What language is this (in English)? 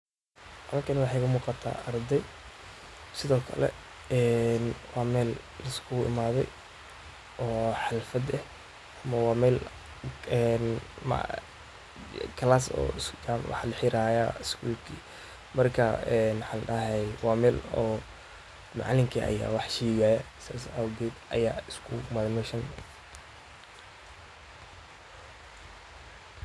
Somali